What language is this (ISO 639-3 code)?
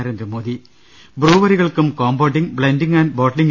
mal